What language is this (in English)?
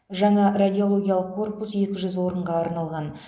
Kazakh